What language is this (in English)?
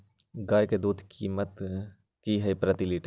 Magahi